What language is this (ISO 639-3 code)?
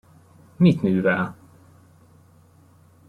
hun